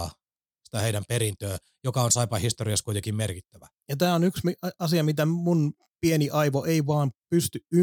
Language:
Finnish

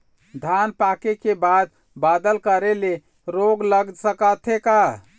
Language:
Chhattisgarhi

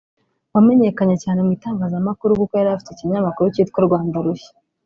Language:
Kinyarwanda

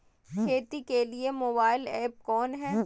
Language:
Magahi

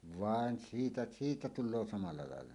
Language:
Finnish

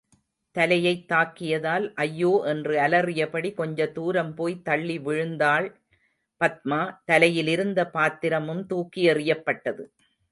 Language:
Tamil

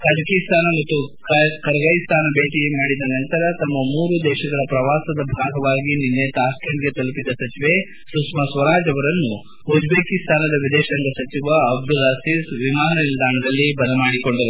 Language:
Kannada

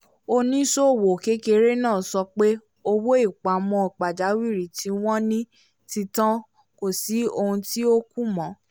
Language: Yoruba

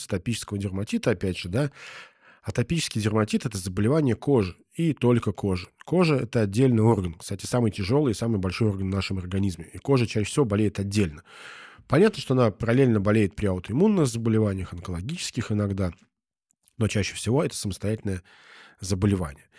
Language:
Russian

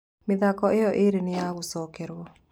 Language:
Kikuyu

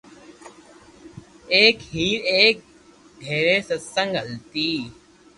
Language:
Loarki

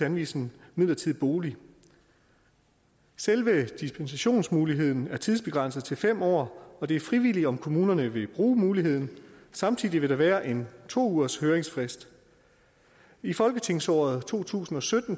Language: Danish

